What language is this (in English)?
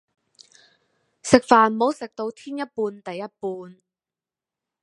Cantonese